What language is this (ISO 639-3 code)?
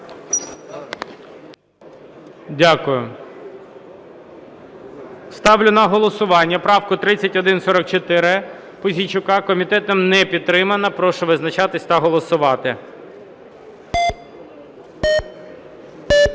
ukr